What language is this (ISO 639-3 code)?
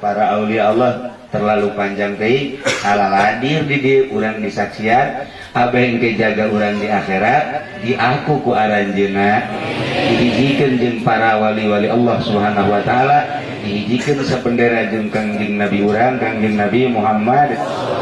ind